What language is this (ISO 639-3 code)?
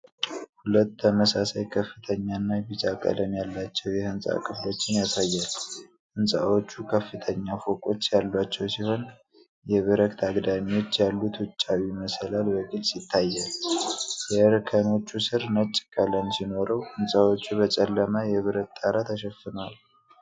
amh